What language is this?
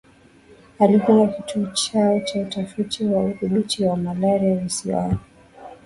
Swahili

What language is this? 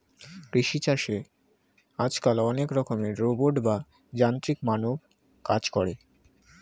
Bangla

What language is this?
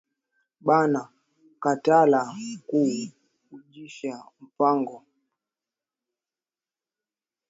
Swahili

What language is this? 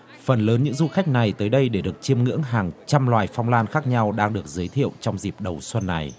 Vietnamese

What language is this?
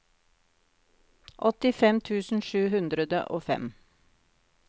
Norwegian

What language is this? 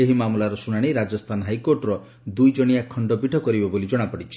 Odia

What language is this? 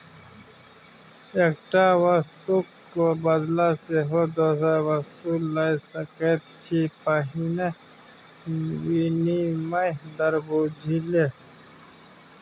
Maithili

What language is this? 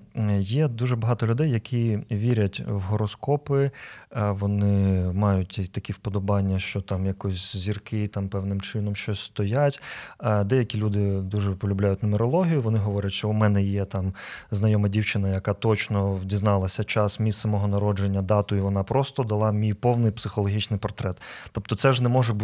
Ukrainian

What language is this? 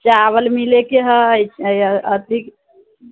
Maithili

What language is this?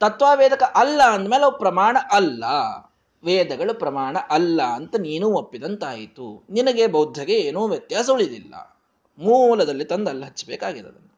Kannada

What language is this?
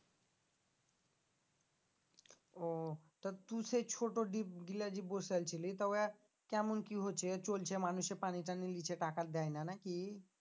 Bangla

